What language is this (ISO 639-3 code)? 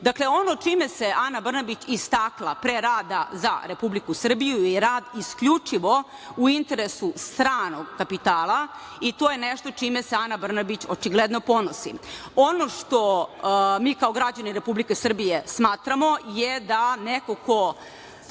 srp